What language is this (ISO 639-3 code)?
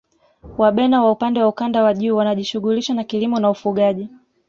swa